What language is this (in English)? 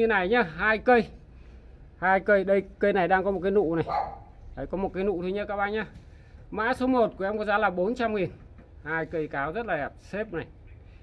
Vietnamese